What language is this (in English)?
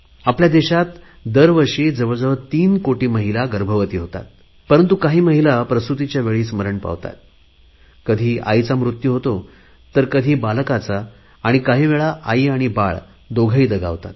Marathi